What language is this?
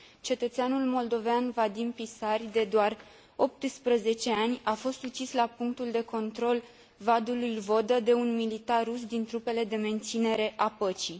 Romanian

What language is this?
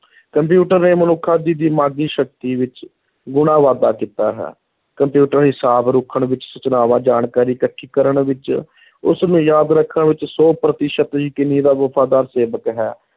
Punjabi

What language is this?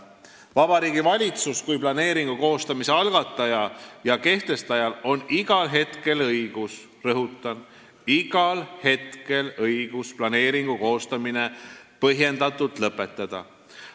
Estonian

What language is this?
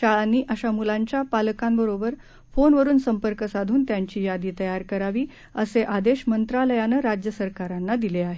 Marathi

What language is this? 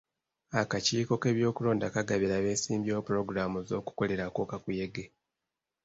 Ganda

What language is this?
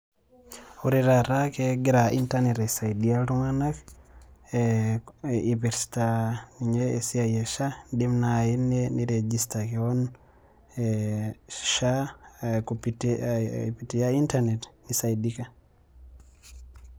Masai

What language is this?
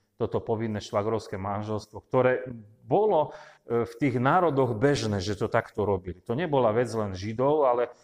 Slovak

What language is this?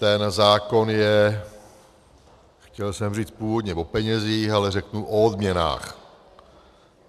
Czech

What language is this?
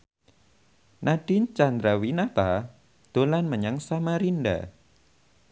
Javanese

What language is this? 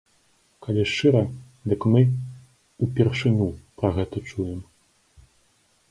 Belarusian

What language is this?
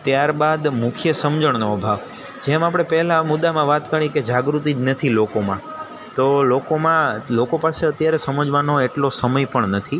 Gujarati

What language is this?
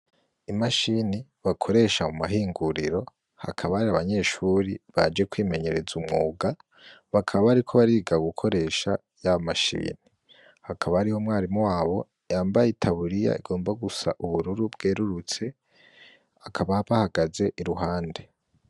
Rundi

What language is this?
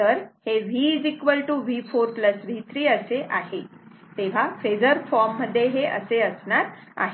Marathi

